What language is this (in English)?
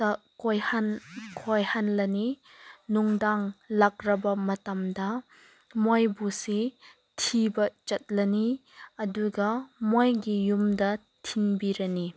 Manipuri